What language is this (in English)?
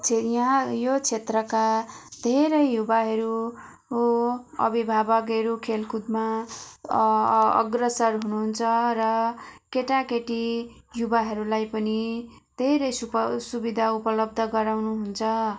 Nepali